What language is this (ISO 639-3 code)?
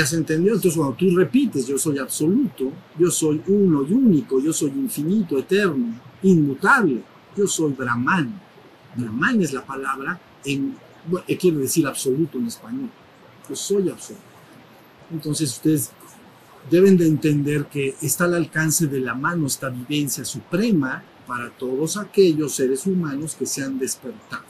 spa